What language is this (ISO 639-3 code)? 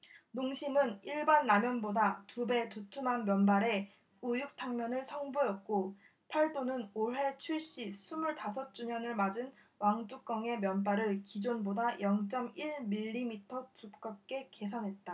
kor